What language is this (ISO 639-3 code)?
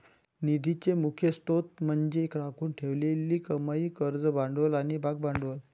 mar